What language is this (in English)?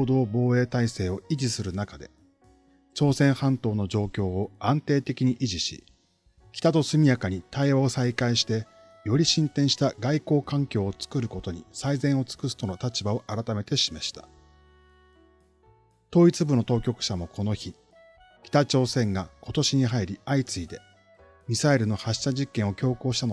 Japanese